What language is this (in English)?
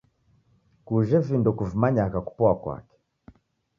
Taita